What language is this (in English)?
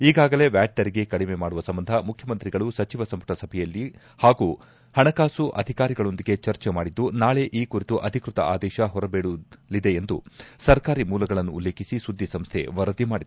Kannada